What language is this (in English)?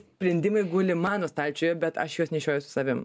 Lithuanian